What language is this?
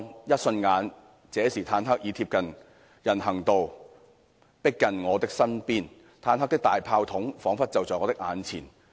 Cantonese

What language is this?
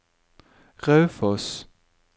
Norwegian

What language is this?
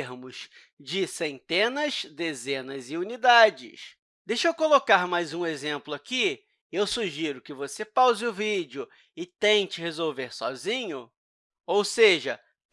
Portuguese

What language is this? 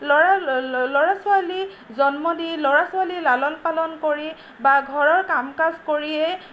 Assamese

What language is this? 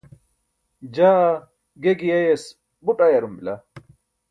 Burushaski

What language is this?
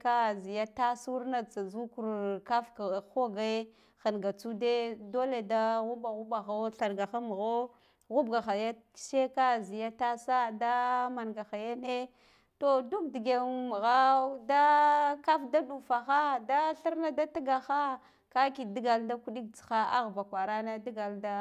Guduf-Gava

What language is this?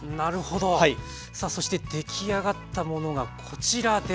Japanese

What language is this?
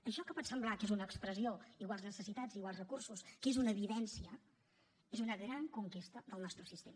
Catalan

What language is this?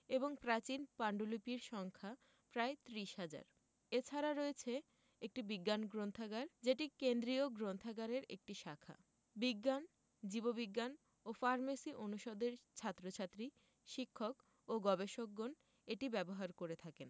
Bangla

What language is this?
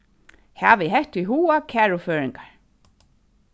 Faroese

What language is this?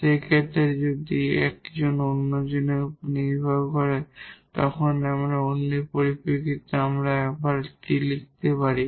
Bangla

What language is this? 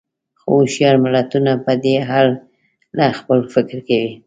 Pashto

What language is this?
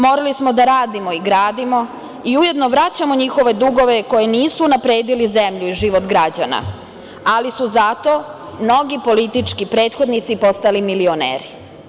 Serbian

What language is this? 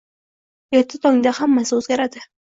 Uzbek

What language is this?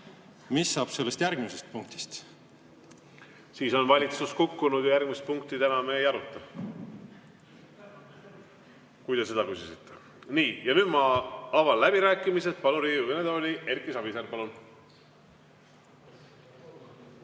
Estonian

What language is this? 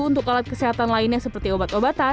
Indonesian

